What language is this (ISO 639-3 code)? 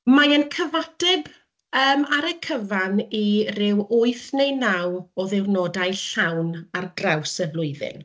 cym